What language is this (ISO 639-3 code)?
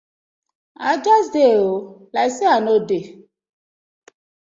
pcm